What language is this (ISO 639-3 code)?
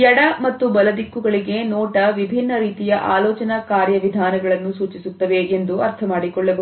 kan